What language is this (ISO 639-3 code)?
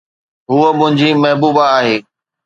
snd